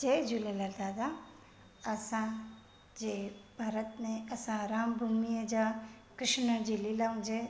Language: Sindhi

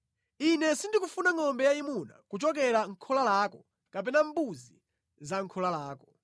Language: Nyanja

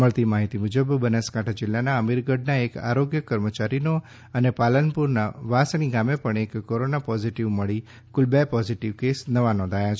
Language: Gujarati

